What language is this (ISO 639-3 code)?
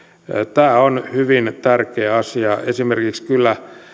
fin